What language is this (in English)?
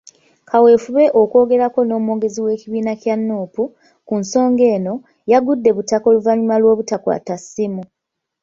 Ganda